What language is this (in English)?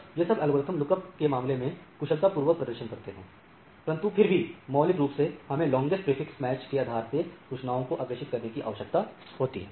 Hindi